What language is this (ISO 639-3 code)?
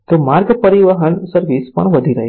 guj